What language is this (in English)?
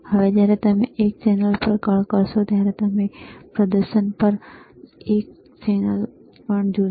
Gujarati